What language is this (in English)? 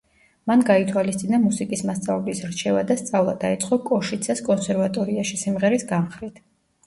Georgian